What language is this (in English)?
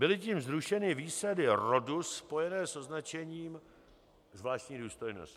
Czech